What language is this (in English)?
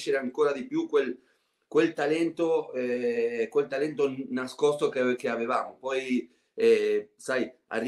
Italian